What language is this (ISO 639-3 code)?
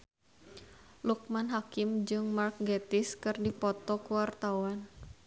sun